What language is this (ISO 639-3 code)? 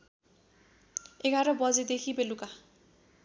nep